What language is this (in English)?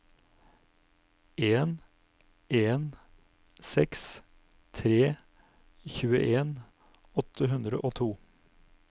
Norwegian